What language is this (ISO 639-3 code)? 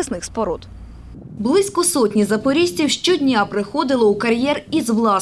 ukr